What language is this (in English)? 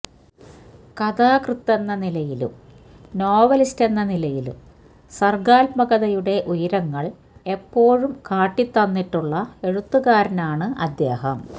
Malayalam